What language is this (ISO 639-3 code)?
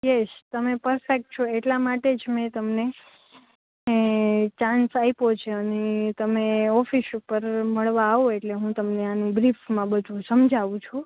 guj